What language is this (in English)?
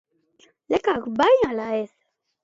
Basque